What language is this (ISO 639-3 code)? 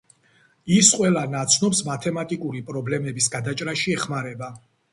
kat